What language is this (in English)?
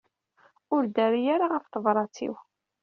Kabyle